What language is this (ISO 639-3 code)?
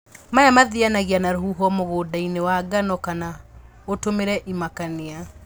kik